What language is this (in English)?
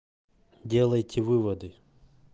Russian